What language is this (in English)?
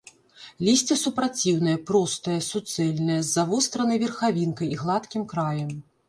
Belarusian